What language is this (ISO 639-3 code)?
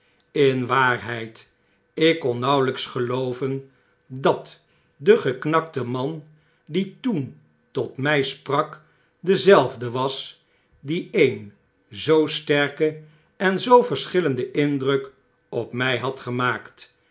nld